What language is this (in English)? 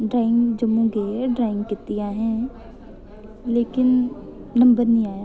Dogri